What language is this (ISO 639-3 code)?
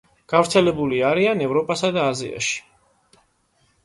kat